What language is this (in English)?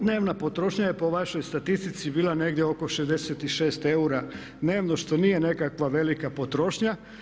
Croatian